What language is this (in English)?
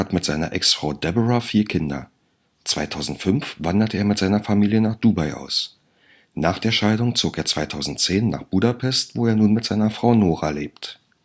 German